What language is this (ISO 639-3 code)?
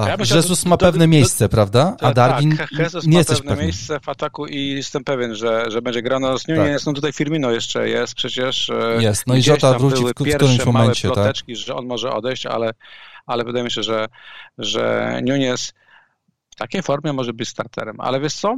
pol